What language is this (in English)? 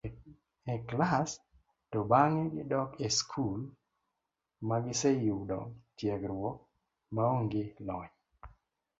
Luo (Kenya and Tanzania)